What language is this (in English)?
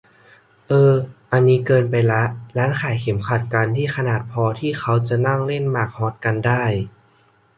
Thai